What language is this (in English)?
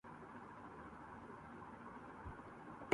Urdu